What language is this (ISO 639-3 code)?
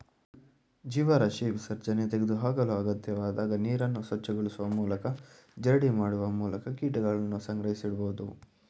kan